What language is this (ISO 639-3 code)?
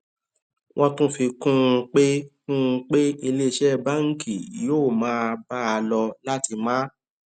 yor